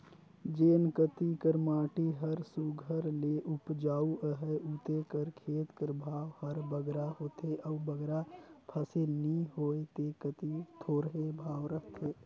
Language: Chhattisgarhi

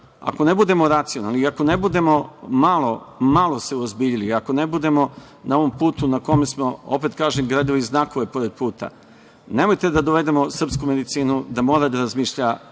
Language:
Serbian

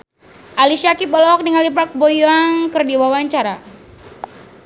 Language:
Sundanese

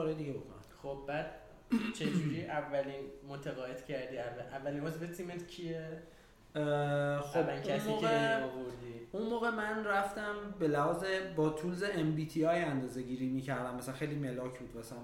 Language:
Persian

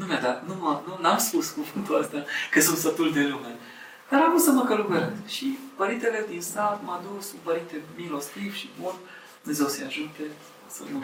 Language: Romanian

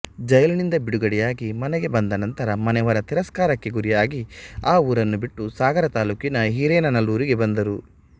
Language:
Kannada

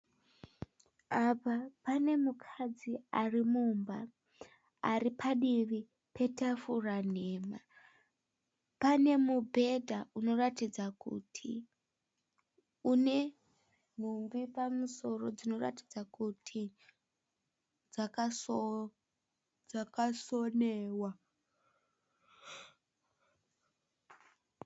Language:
Shona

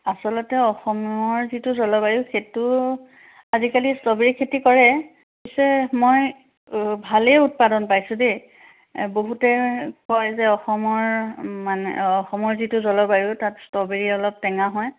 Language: Assamese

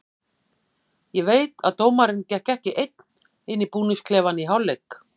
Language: Icelandic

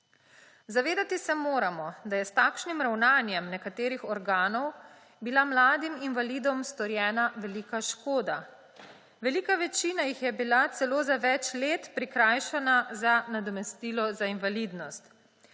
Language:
Slovenian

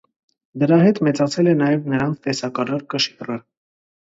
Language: Armenian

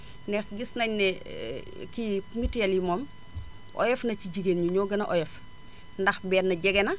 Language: Wolof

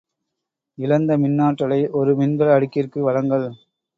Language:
Tamil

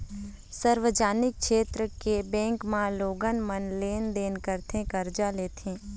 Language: Chhattisgarhi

